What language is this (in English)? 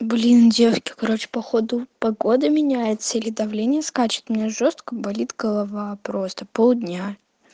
Russian